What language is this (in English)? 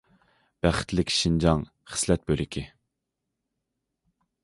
Uyghur